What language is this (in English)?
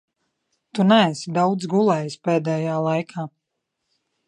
Latvian